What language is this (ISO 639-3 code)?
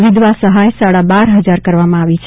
guj